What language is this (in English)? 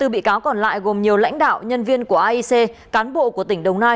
Vietnamese